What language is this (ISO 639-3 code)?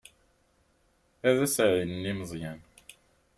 kab